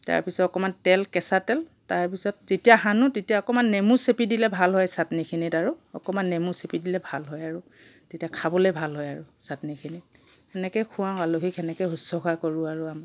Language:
Assamese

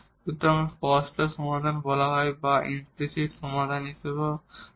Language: Bangla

